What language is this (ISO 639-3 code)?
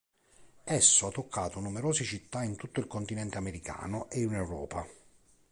ita